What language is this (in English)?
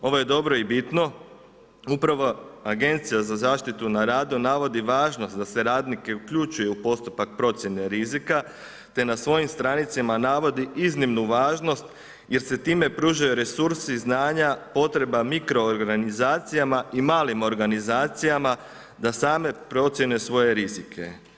Croatian